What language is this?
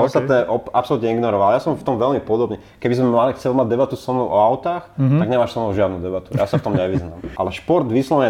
Slovak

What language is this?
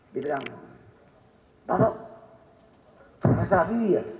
Indonesian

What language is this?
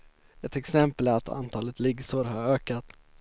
Swedish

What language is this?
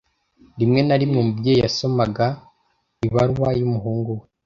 Kinyarwanda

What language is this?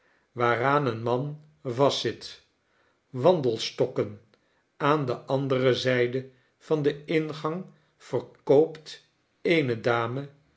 Dutch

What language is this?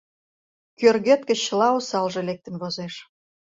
Mari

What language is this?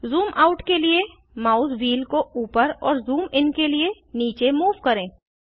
Hindi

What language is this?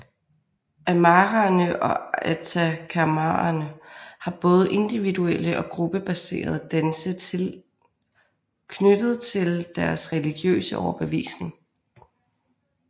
Danish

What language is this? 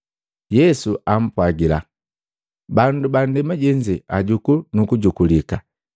Matengo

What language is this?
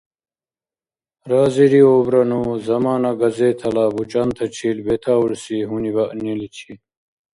Dargwa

